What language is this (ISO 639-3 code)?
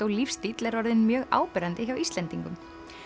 isl